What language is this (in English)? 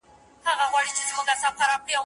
Pashto